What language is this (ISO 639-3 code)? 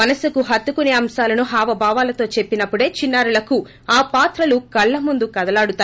tel